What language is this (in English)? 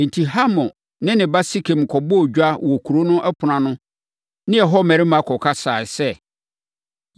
Akan